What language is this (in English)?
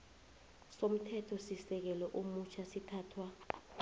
South Ndebele